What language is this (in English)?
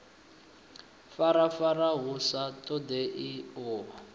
Venda